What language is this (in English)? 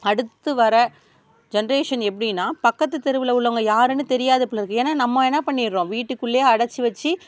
Tamil